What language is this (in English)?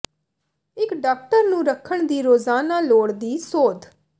Punjabi